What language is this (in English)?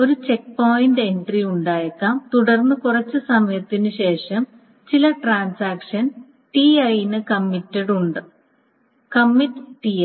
Malayalam